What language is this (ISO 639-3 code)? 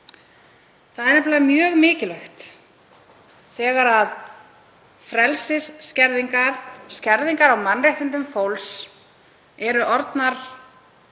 isl